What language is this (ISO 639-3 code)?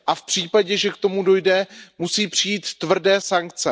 ces